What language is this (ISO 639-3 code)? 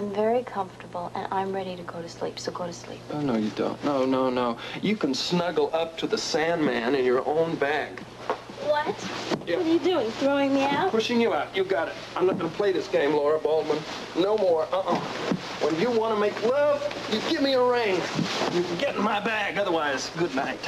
eng